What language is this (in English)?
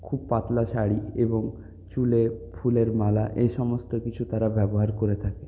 Bangla